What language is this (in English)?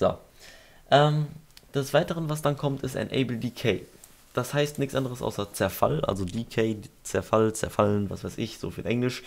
German